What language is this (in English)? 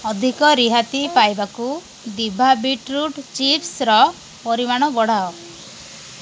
Odia